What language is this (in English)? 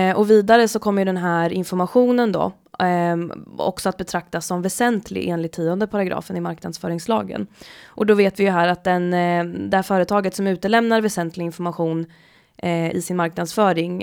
Swedish